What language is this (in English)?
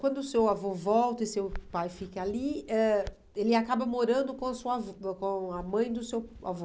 Portuguese